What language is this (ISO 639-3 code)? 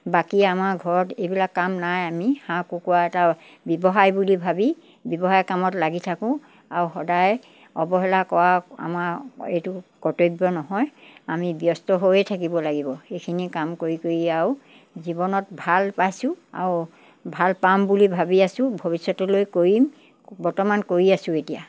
asm